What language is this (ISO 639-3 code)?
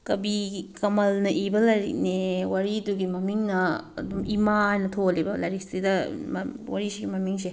mni